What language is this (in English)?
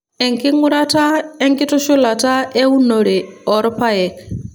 Masai